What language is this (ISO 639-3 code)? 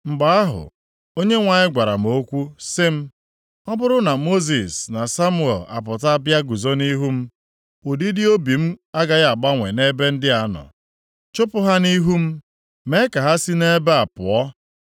ibo